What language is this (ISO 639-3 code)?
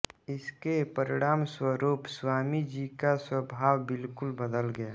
hin